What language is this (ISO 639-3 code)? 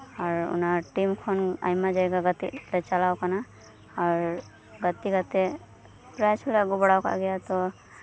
sat